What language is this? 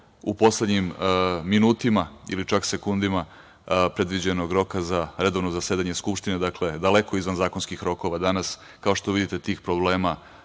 Serbian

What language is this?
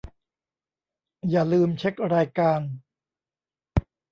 Thai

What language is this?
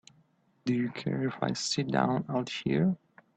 English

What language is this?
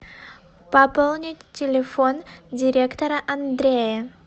Russian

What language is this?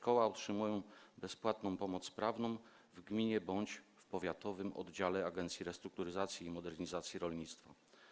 Polish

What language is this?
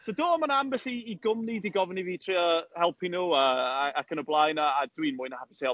Welsh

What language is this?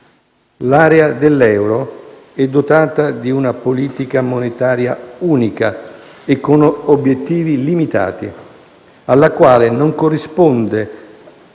Italian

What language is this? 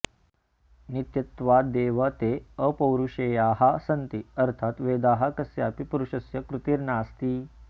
Sanskrit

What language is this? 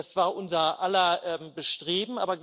German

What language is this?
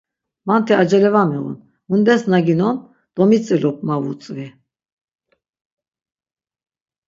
Laz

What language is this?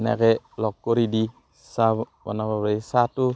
Assamese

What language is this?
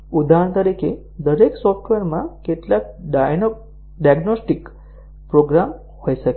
Gujarati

